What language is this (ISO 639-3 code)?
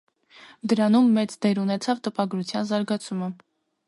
hye